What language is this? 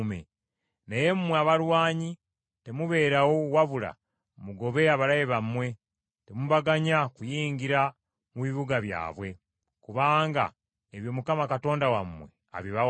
Ganda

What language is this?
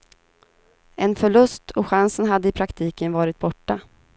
Swedish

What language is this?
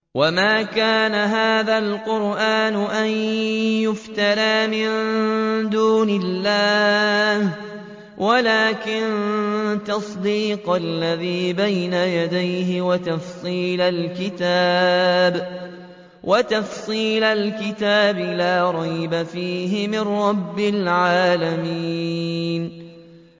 Arabic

